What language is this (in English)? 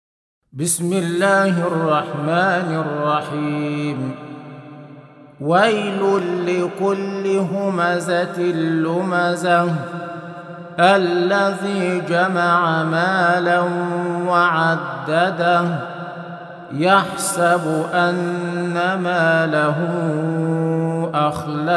Arabic